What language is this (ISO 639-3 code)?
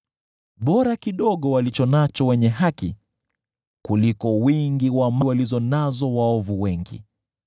swa